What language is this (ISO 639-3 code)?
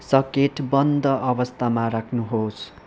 nep